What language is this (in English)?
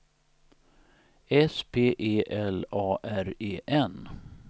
Swedish